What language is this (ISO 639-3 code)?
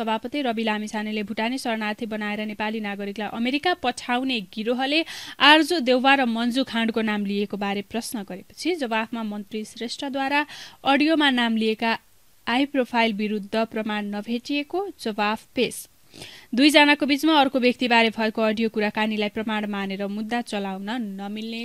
pol